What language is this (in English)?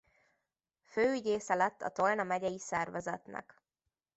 Hungarian